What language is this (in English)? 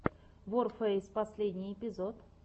Russian